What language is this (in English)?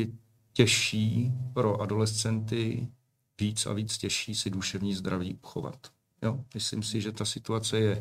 Czech